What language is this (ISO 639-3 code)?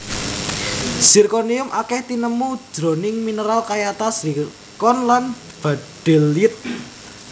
jav